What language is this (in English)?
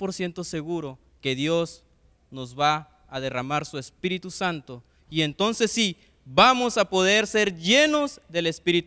Spanish